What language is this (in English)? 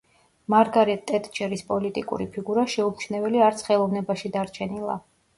Georgian